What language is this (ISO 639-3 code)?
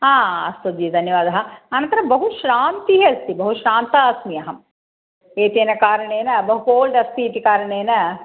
san